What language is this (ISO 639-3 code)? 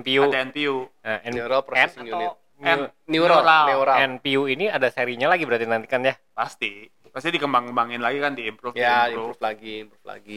ind